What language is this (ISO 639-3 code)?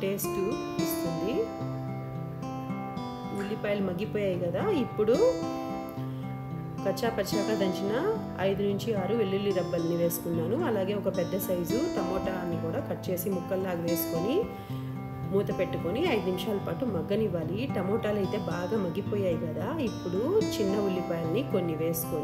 hin